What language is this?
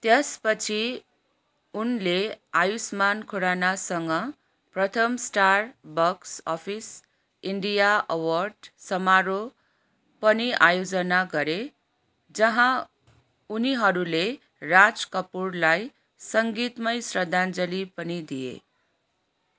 Nepali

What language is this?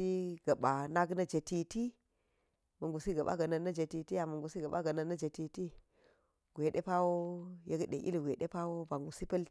Geji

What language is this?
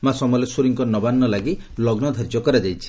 Odia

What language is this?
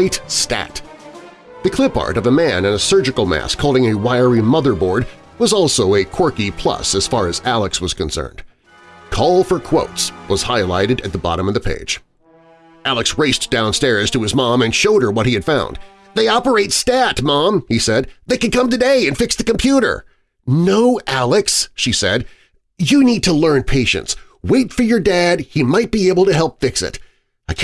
English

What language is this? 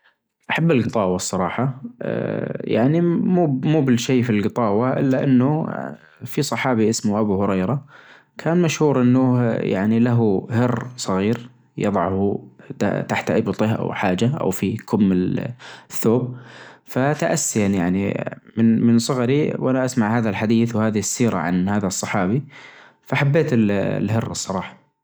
Najdi Arabic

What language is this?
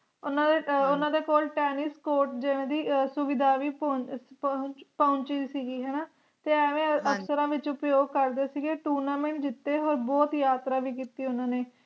Punjabi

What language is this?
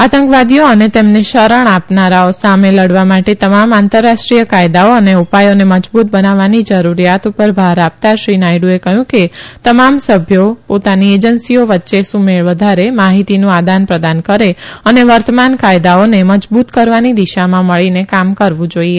Gujarati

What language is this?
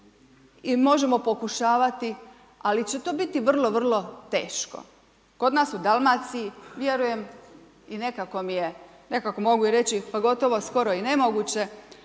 Croatian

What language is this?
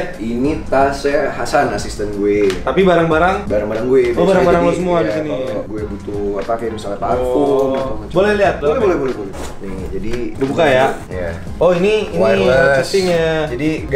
Indonesian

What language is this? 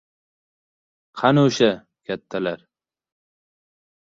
Uzbek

